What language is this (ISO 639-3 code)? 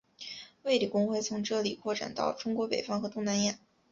zho